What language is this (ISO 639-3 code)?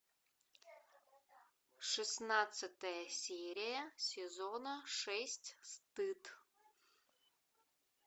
rus